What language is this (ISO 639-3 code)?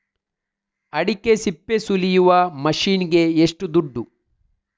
kan